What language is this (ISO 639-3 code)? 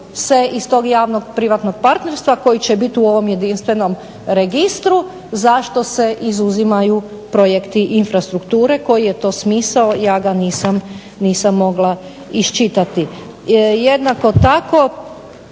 hrv